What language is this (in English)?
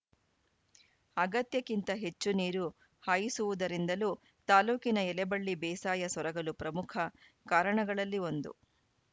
Kannada